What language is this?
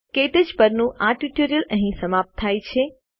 Gujarati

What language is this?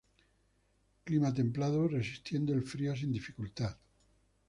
Spanish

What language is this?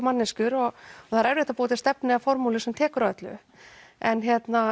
Icelandic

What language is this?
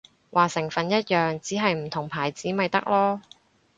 Cantonese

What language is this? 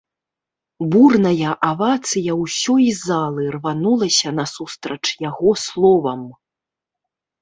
Belarusian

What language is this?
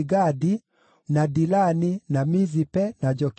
Kikuyu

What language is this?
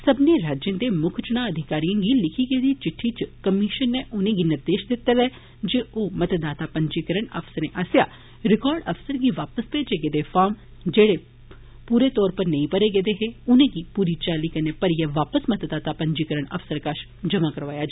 Dogri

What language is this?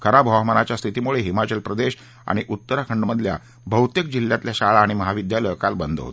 Marathi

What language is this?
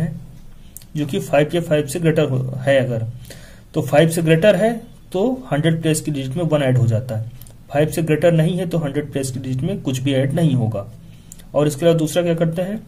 Hindi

